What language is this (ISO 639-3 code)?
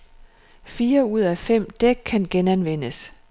dan